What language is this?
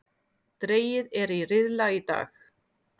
Icelandic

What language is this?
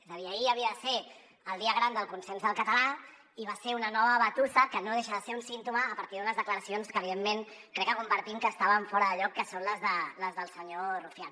Catalan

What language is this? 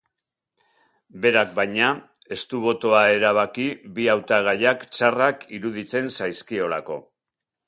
Basque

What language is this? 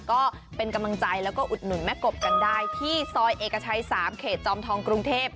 Thai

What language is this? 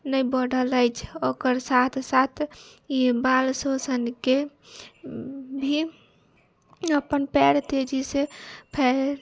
Maithili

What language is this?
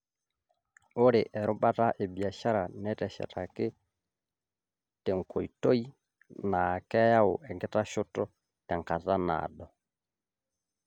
Masai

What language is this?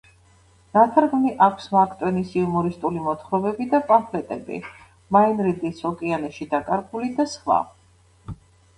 Georgian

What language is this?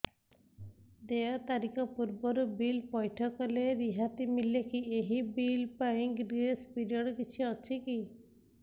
Odia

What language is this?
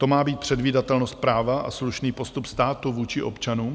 Czech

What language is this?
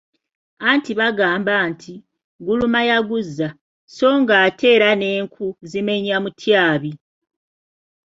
Ganda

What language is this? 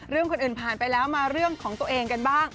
Thai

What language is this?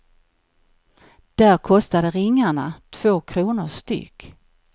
Swedish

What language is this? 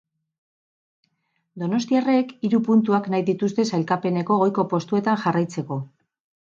Basque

